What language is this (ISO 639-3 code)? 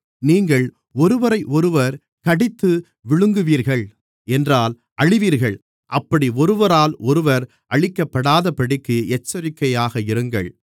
tam